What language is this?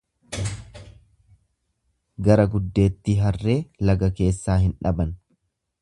Oromo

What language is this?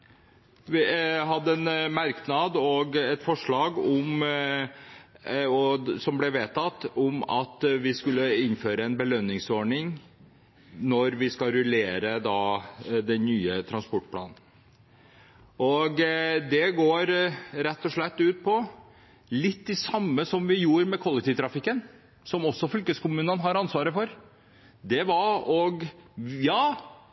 Norwegian Bokmål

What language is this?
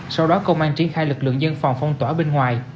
Vietnamese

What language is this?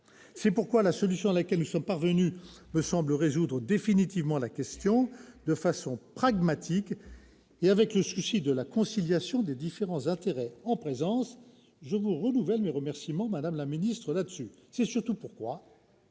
French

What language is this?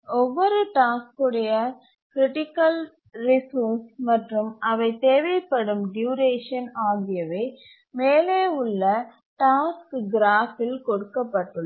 Tamil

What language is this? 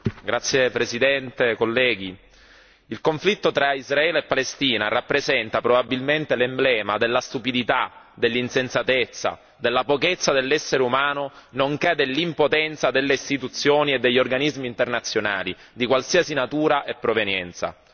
Italian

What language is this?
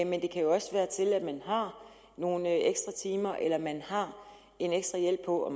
Danish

